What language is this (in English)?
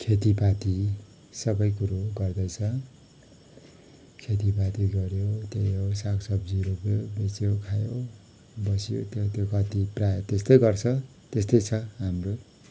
Nepali